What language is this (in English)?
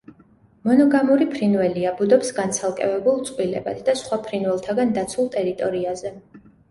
Georgian